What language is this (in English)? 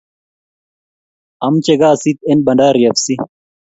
Kalenjin